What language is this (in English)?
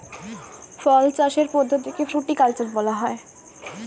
Bangla